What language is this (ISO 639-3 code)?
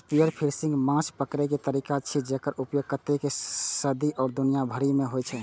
mai